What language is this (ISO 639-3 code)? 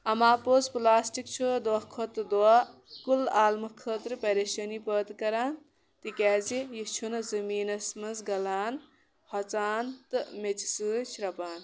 kas